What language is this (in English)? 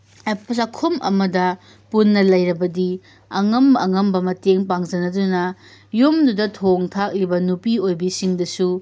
Manipuri